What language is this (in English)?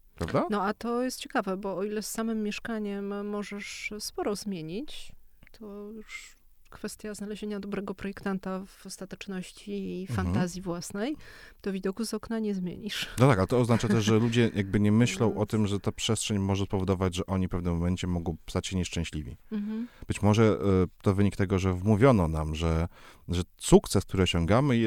Polish